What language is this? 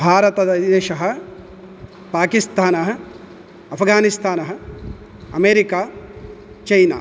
Sanskrit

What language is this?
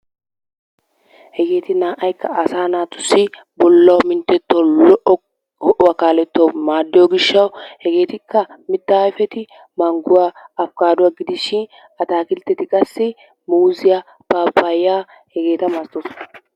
Wolaytta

